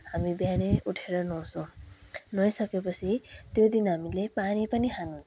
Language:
Nepali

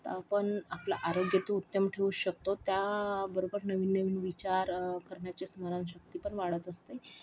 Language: Marathi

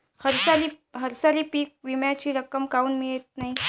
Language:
Marathi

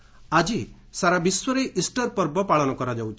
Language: Odia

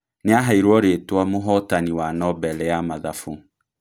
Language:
Kikuyu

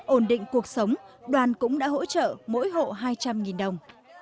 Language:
Vietnamese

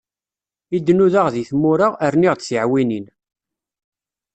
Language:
Kabyle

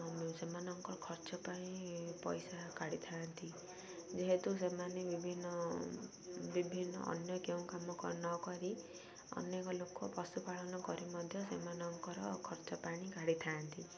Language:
Odia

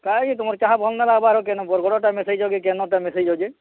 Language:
Odia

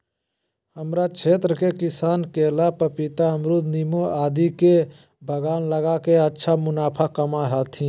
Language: Magahi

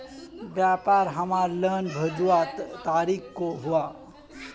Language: Magahi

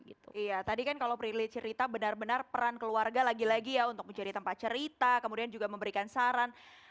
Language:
Indonesian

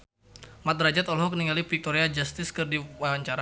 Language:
Sundanese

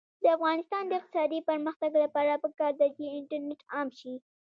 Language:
Pashto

